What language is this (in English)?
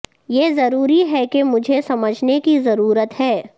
Urdu